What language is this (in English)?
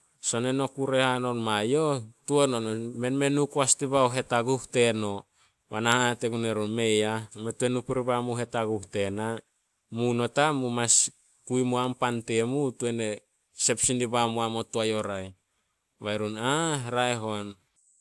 Solos